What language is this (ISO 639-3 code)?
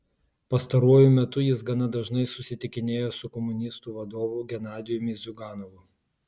lit